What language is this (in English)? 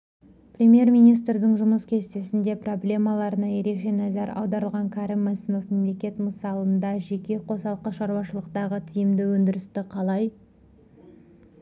Kazakh